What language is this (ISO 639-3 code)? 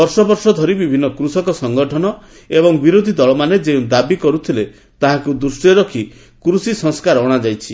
ori